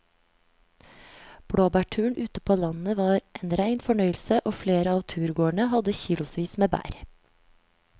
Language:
Norwegian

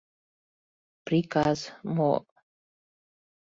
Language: Mari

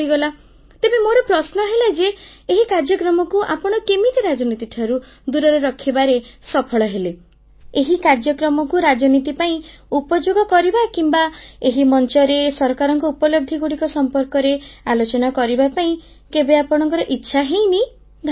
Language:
Odia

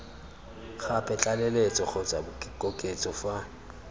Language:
Tswana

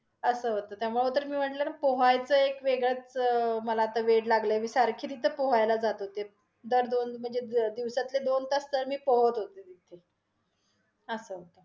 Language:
Marathi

